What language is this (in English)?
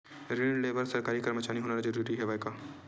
Chhattisgarhi